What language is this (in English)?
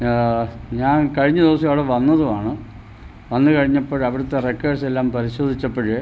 Malayalam